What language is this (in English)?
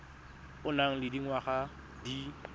Tswana